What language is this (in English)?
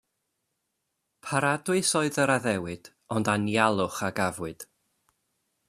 Welsh